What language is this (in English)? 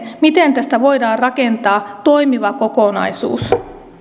Finnish